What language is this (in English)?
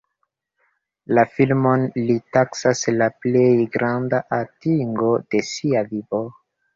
Esperanto